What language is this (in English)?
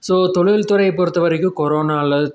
Tamil